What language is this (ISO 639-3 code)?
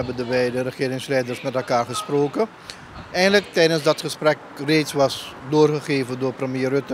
nld